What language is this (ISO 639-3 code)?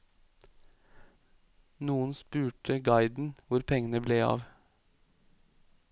nor